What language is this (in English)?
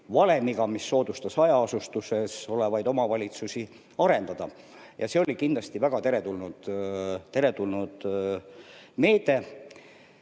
Estonian